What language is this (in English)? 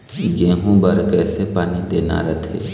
Chhattisgarhi